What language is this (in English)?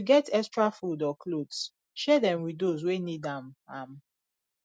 Nigerian Pidgin